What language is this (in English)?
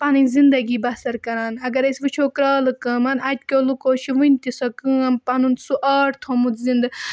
Kashmiri